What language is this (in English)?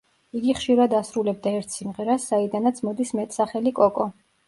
Georgian